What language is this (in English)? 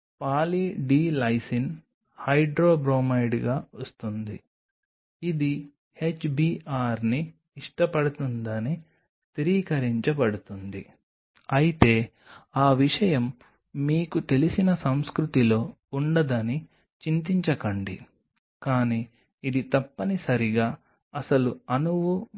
Telugu